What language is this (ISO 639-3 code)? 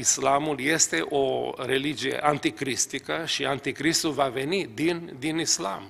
ron